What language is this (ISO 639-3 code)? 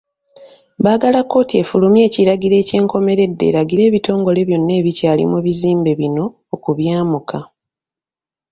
lug